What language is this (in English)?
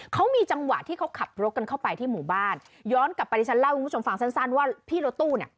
Thai